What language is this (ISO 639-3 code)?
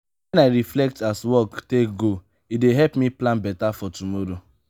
pcm